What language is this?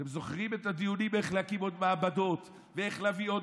Hebrew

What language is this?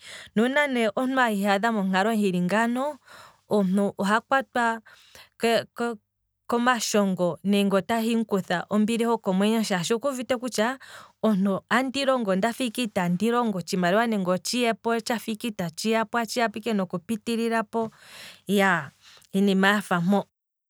Kwambi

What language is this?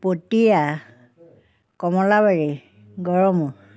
Assamese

